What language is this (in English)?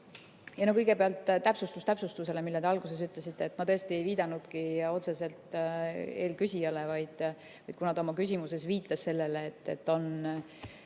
Estonian